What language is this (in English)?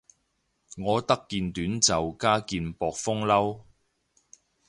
Cantonese